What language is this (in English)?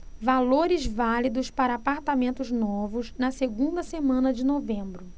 Portuguese